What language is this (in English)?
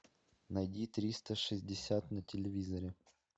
Russian